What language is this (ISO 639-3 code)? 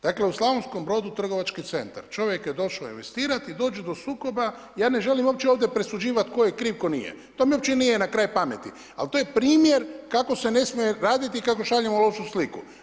hrv